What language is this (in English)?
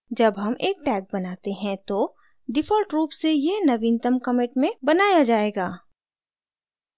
Hindi